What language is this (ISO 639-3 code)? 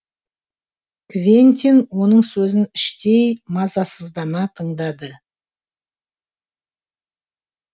kaz